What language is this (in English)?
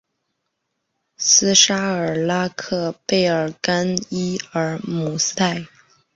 Chinese